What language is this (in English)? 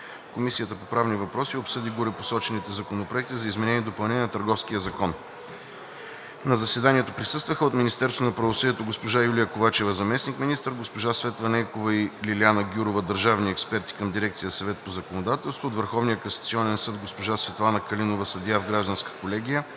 Bulgarian